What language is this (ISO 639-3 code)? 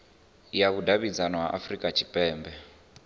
ven